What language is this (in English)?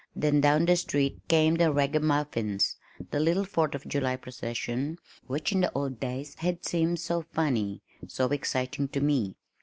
English